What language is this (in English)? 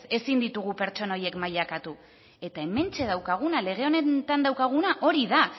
Basque